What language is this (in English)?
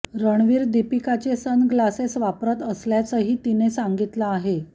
Marathi